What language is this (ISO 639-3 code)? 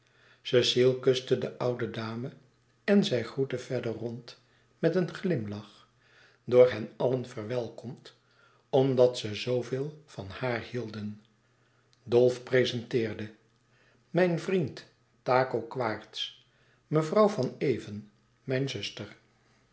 nld